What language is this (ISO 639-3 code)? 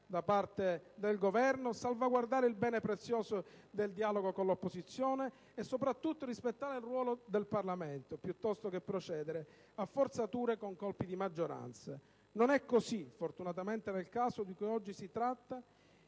ita